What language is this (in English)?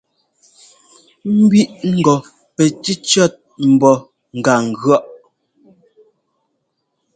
Ngomba